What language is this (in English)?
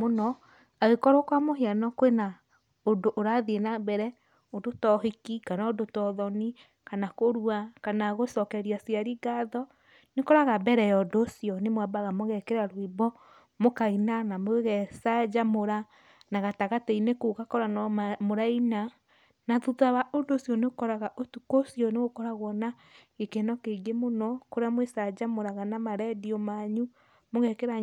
Kikuyu